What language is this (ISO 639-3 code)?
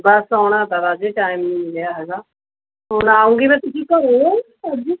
pan